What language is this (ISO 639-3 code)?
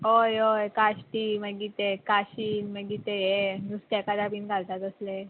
kok